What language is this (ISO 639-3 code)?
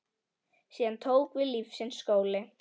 isl